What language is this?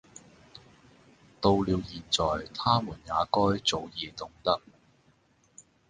Cantonese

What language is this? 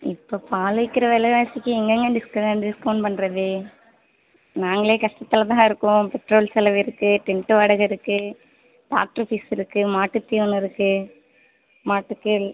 Tamil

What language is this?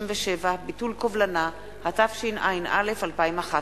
Hebrew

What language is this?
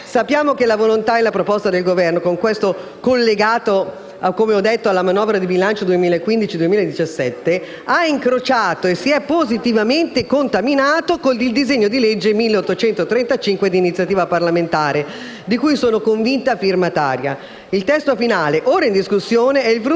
Italian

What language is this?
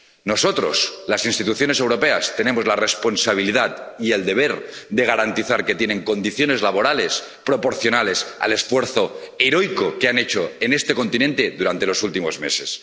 Spanish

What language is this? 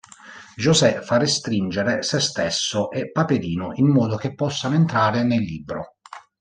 Italian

